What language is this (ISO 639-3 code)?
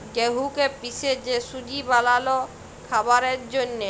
ben